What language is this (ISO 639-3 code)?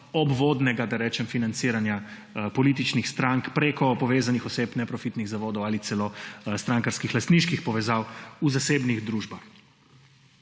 slv